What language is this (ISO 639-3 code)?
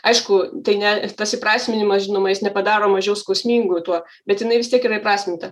lit